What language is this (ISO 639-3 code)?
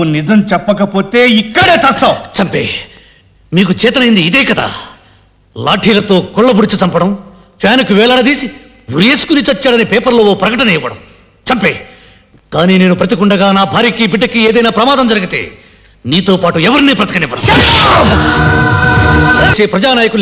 tel